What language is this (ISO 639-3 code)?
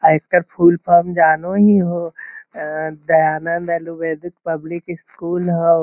mag